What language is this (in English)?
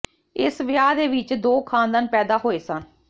Punjabi